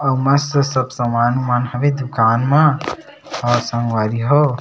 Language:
Chhattisgarhi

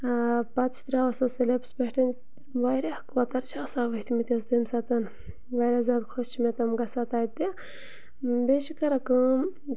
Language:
Kashmiri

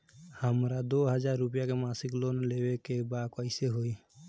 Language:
Bhojpuri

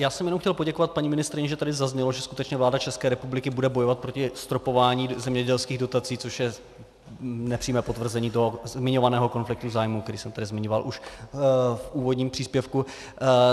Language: Czech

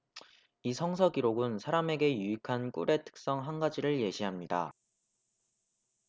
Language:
Korean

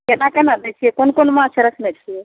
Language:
Maithili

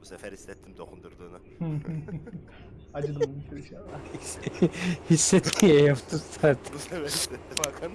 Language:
Turkish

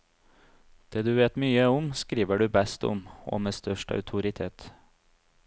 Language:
Norwegian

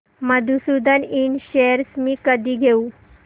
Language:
Marathi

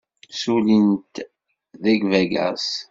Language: Kabyle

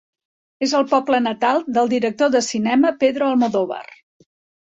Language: Catalan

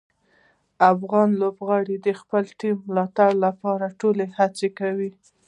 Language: Pashto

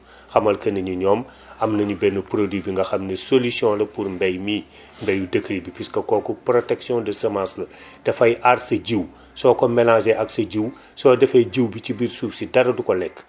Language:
Wolof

